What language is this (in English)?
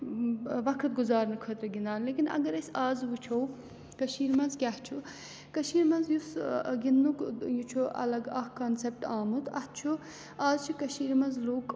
Kashmiri